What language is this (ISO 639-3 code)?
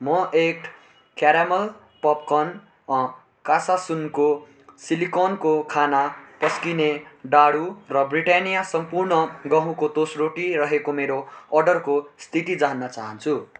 nep